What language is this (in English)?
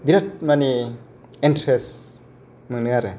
Bodo